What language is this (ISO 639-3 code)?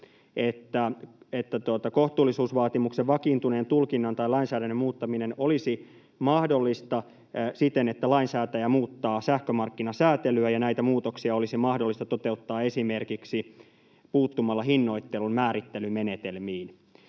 fin